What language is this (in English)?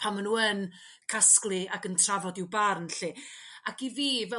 Welsh